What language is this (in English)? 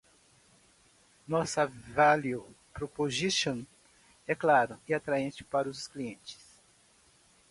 Portuguese